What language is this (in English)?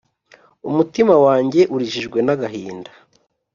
Kinyarwanda